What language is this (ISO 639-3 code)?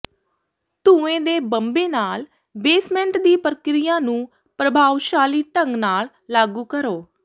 pan